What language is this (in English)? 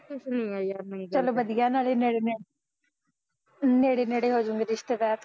Punjabi